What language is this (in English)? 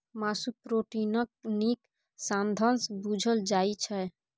Maithili